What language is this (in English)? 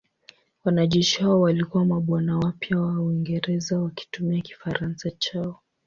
Swahili